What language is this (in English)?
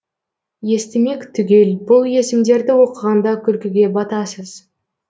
Kazakh